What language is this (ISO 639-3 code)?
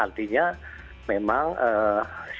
ind